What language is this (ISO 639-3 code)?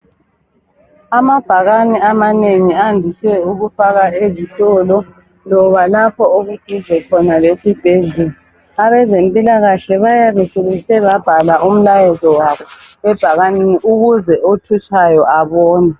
nde